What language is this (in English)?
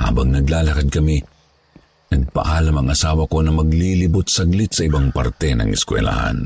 Filipino